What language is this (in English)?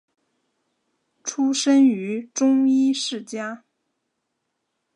Chinese